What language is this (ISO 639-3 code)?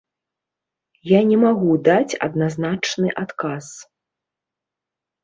bel